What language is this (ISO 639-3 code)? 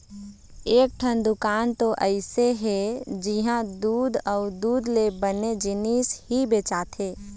hne